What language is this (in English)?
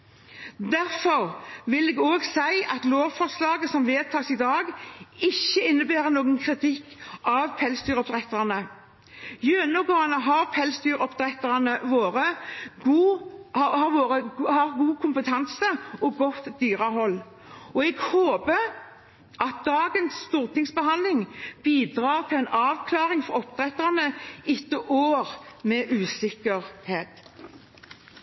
Norwegian Bokmål